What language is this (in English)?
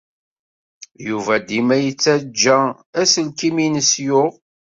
Kabyle